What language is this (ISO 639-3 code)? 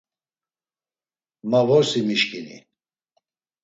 lzz